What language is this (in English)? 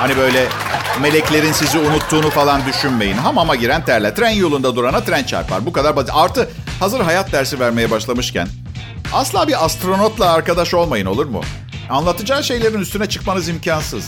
Turkish